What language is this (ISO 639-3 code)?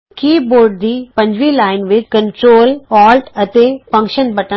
pan